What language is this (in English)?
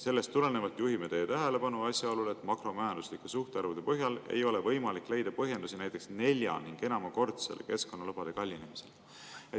Estonian